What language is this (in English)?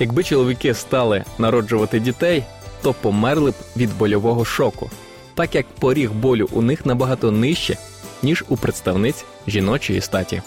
Ukrainian